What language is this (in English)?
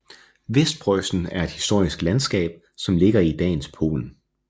Danish